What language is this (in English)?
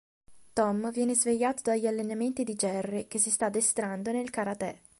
Italian